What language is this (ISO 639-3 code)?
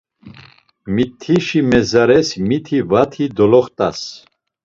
lzz